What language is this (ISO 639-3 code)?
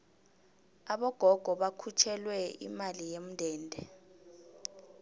nbl